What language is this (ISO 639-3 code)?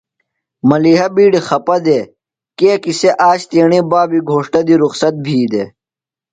phl